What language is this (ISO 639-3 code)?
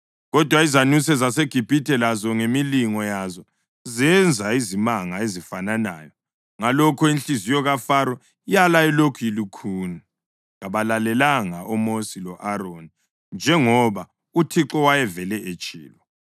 nde